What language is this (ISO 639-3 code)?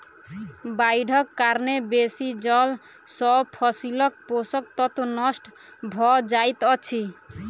mai